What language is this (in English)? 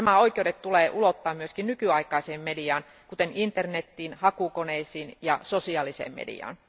Finnish